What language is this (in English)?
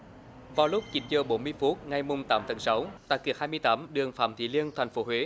Vietnamese